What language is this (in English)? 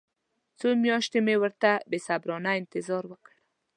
Pashto